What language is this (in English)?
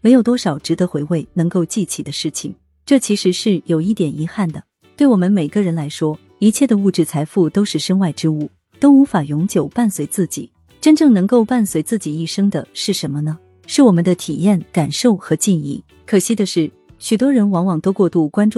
Chinese